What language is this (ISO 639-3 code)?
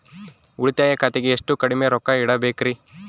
kan